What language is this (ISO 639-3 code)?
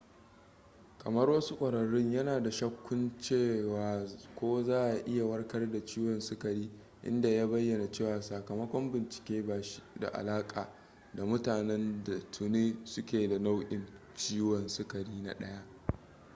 hau